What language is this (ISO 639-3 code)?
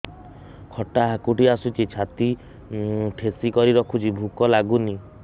ori